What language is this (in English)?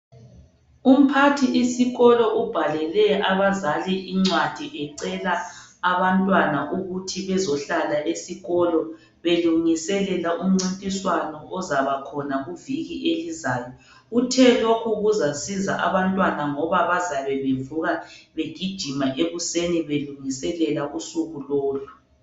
North Ndebele